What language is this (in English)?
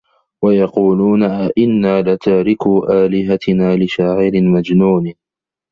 Arabic